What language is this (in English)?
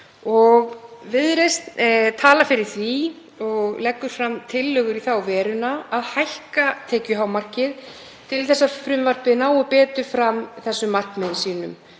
Icelandic